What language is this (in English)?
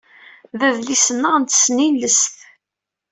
Kabyle